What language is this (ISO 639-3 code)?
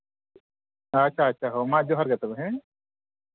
sat